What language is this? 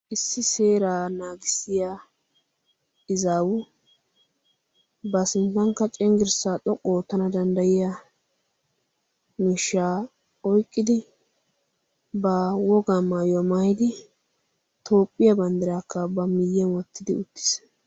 Wolaytta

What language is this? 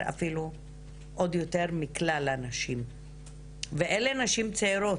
Hebrew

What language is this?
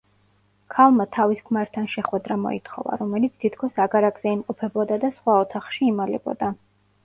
Georgian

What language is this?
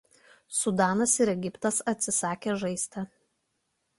Lithuanian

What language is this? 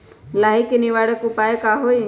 Magahi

